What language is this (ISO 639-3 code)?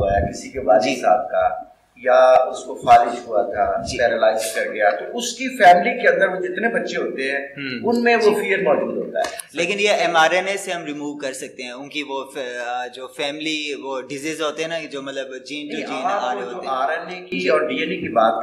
urd